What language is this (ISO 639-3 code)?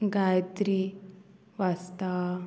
kok